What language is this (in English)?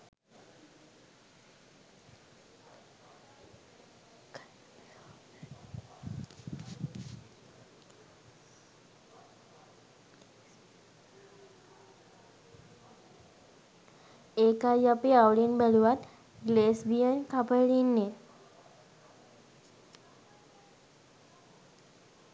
Sinhala